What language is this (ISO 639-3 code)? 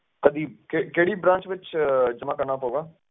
pan